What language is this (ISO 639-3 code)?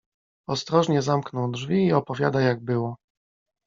pol